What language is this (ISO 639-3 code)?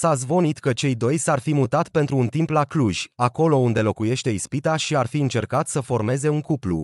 ron